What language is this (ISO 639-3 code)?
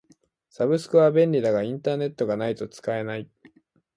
jpn